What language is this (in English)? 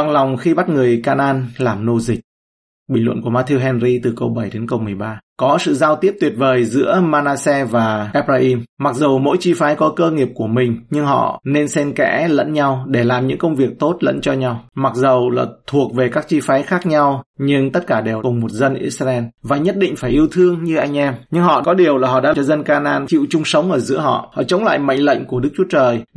Vietnamese